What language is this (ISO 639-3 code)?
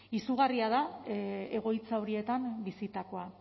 eus